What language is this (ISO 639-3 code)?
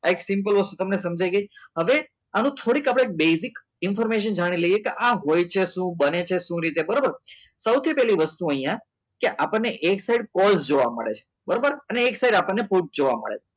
guj